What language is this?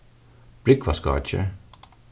Faroese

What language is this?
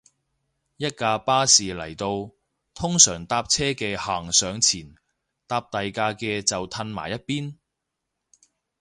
Cantonese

